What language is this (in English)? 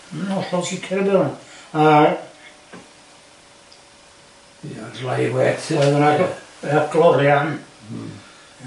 Welsh